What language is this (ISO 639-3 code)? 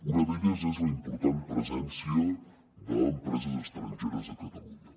cat